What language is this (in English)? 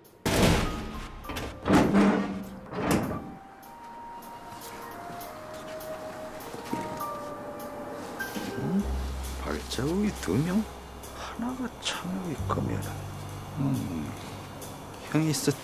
Korean